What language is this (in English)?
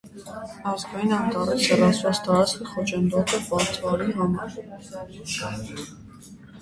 Armenian